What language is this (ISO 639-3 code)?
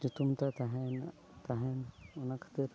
sat